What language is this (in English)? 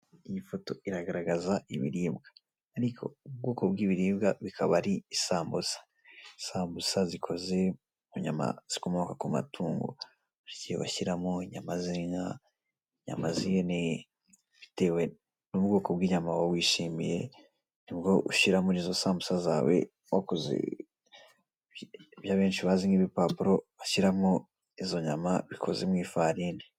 Kinyarwanda